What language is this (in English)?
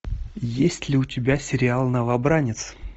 Russian